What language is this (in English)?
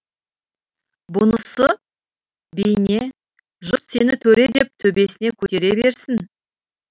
Kazakh